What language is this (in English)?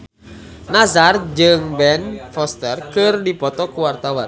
Sundanese